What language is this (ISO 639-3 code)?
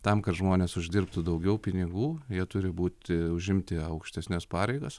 lit